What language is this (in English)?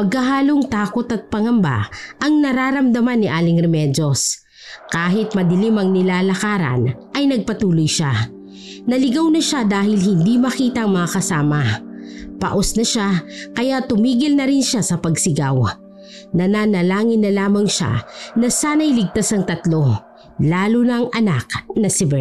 Filipino